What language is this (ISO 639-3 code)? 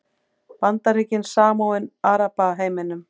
isl